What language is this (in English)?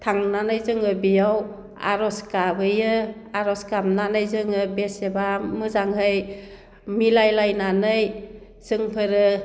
Bodo